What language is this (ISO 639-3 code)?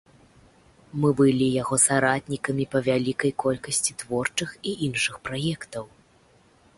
bel